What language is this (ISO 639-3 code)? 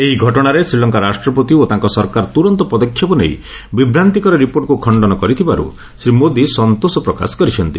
ori